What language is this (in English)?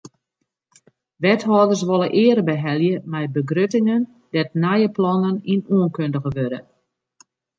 Western Frisian